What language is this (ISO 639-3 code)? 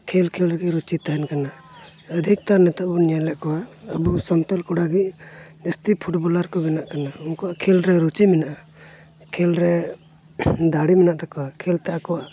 sat